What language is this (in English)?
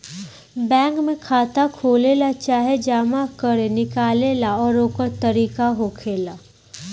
Bhojpuri